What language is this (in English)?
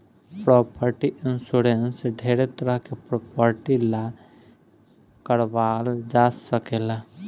Bhojpuri